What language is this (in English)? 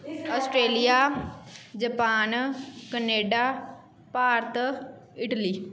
Punjabi